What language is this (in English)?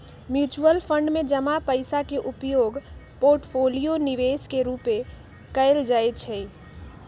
Magahi